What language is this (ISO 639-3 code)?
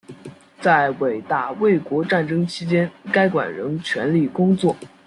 zho